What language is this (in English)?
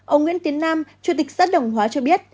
Vietnamese